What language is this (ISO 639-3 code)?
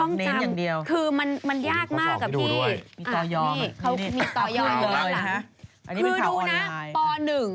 tha